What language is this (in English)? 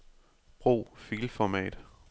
Danish